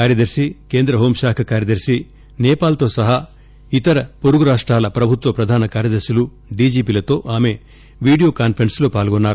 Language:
Telugu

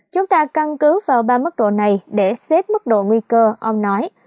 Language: Vietnamese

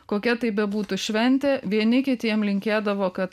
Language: Lithuanian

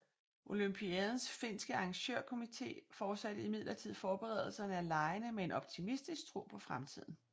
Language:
Danish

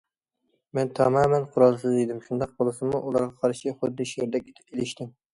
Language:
Uyghur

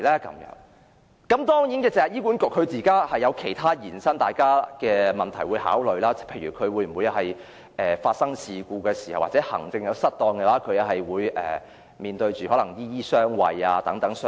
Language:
Cantonese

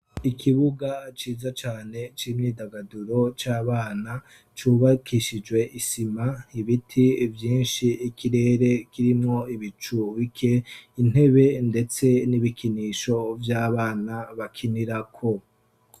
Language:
Rundi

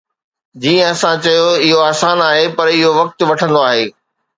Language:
Sindhi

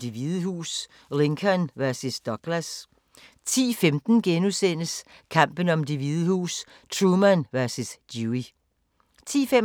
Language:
Danish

